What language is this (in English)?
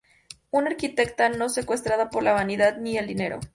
Spanish